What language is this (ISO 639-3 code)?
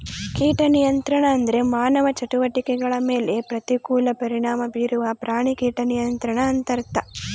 kan